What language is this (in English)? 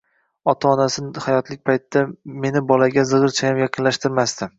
Uzbek